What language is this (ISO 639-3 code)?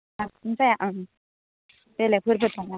brx